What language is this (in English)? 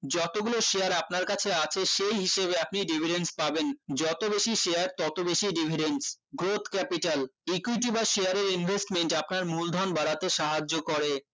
Bangla